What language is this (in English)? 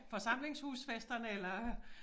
Danish